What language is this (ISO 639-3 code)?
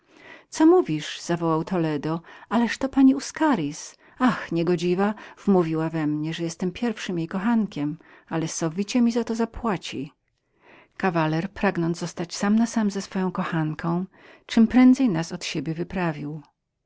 pol